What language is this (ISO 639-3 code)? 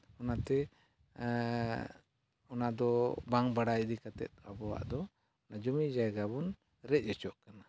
sat